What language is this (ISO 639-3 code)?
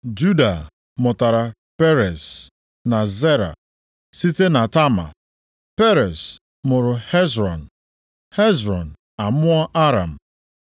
ibo